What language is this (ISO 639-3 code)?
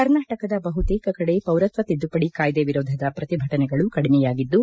kan